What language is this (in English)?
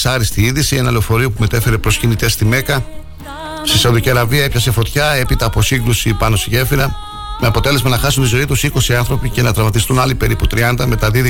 Greek